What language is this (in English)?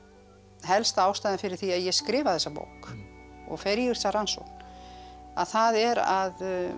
Icelandic